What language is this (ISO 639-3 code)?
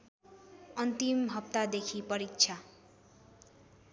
nep